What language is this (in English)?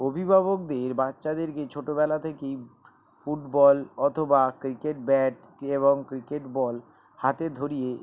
Bangla